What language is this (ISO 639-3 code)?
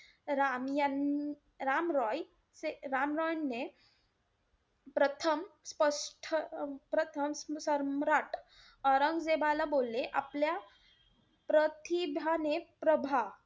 mar